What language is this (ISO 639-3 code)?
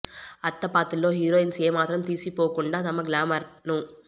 tel